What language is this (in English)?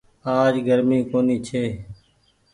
Goaria